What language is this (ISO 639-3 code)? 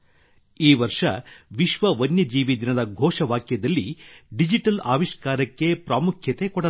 kan